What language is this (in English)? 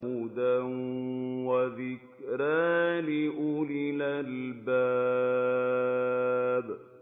Arabic